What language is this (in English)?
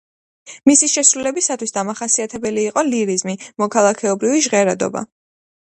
Georgian